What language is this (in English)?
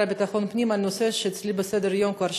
Hebrew